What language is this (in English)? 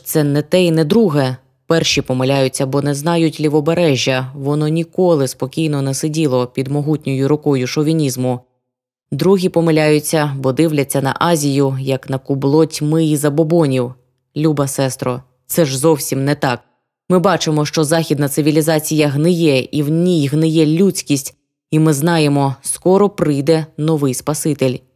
Ukrainian